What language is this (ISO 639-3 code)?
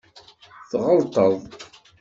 kab